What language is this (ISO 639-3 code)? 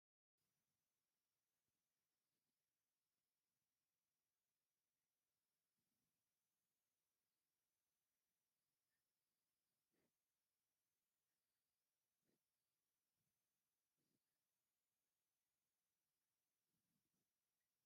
tir